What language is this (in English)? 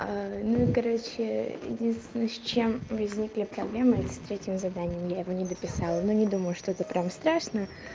Russian